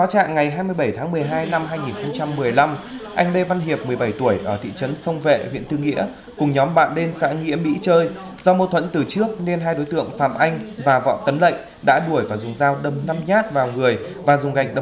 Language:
Vietnamese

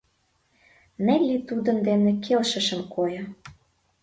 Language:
Mari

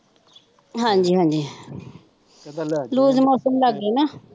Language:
Punjabi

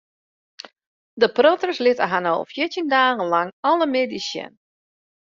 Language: Western Frisian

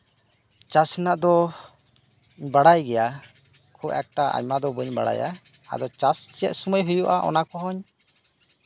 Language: Santali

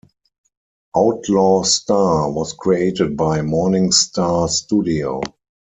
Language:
English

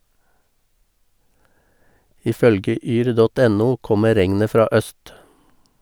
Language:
Norwegian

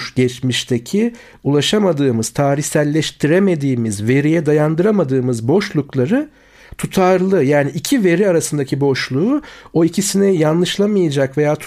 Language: Turkish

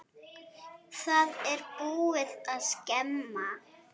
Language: Icelandic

